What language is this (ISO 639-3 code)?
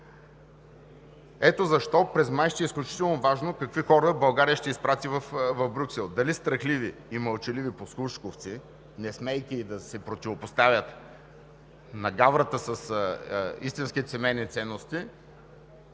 bul